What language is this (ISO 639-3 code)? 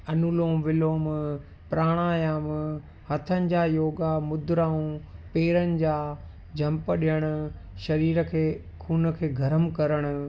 snd